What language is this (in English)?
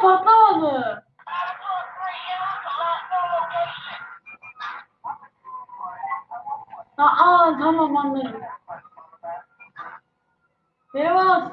Turkish